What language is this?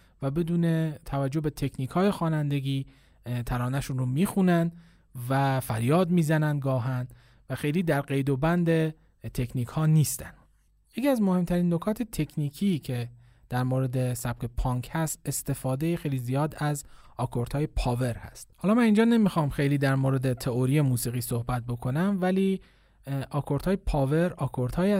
Persian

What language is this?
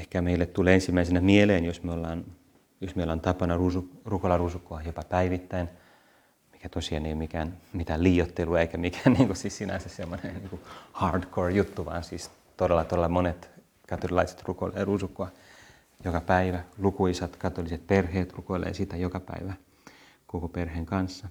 Finnish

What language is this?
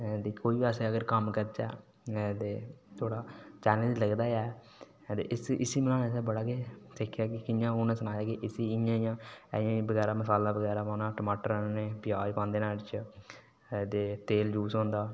Dogri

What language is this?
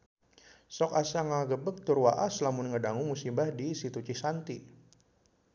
Sundanese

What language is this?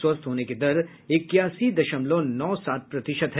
Hindi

